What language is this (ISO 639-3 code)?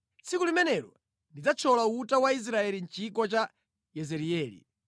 nya